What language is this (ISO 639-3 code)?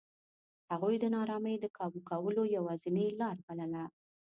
pus